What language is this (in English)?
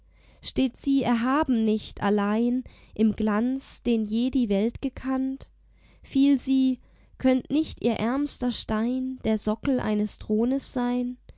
German